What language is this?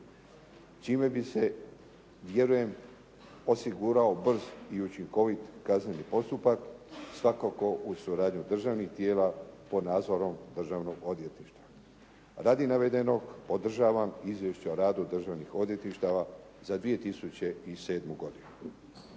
Croatian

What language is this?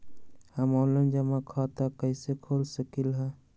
Magahi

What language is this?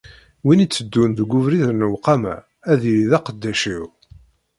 Kabyle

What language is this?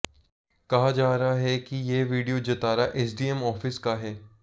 Hindi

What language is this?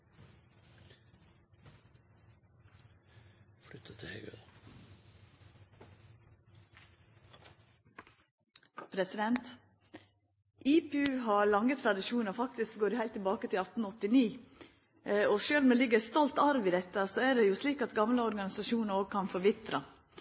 Norwegian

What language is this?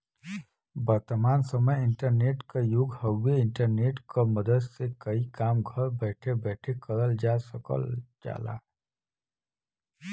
Bhojpuri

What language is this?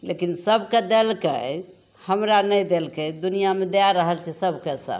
Maithili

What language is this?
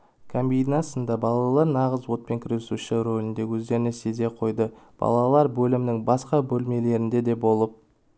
Kazakh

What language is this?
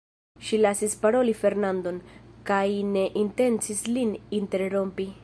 Esperanto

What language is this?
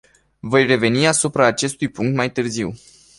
Romanian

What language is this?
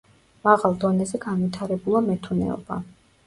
Georgian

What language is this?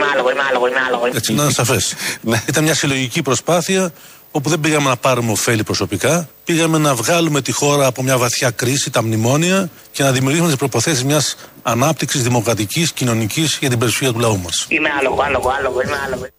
Greek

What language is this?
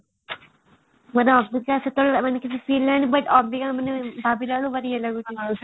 Odia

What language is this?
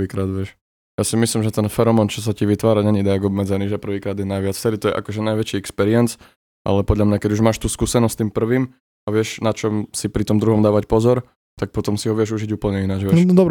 Slovak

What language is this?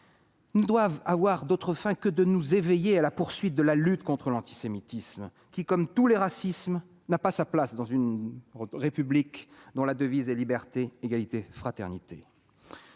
French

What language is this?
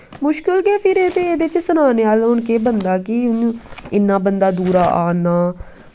Dogri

